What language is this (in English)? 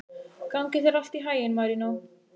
Icelandic